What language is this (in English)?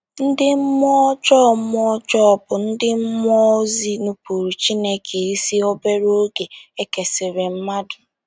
Igbo